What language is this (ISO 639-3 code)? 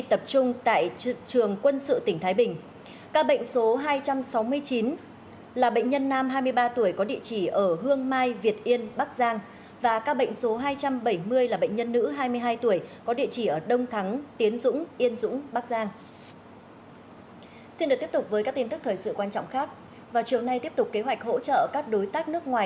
vie